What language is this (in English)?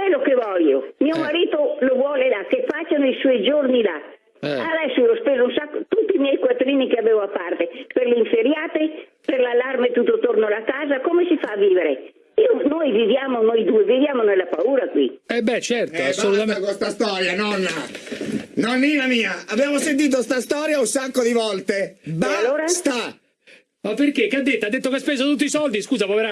Italian